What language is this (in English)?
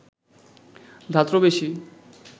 Bangla